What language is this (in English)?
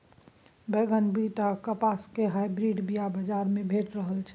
Maithili